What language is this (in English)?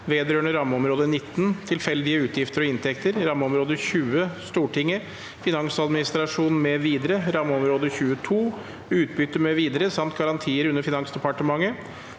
Norwegian